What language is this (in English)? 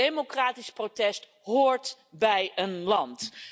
Dutch